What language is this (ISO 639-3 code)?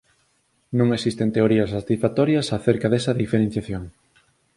glg